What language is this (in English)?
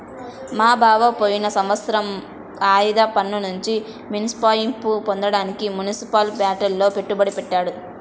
Telugu